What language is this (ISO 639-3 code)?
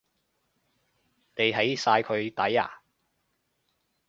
yue